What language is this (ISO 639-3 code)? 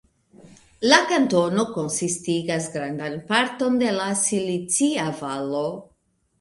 epo